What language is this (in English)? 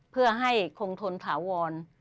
Thai